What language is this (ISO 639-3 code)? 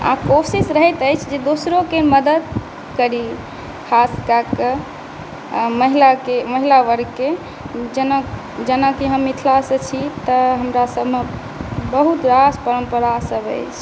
mai